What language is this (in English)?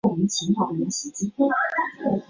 Chinese